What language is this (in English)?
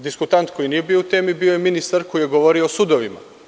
Serbian